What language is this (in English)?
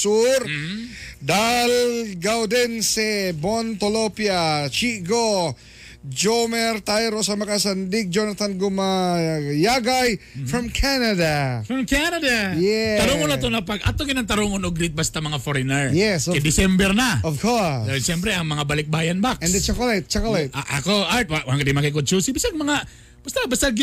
Filipino